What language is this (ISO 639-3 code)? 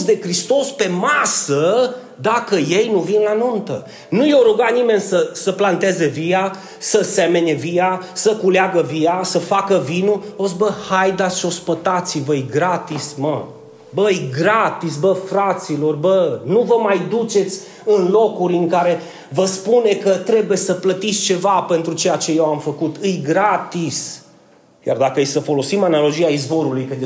ron